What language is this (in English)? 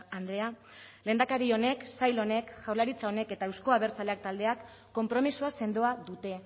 Basque